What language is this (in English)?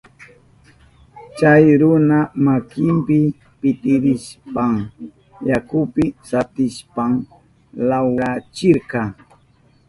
Southern Pastaza Quechua